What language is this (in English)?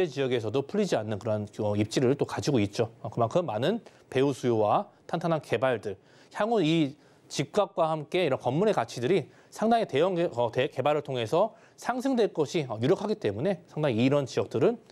Korean